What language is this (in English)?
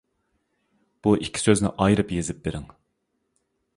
Uyghur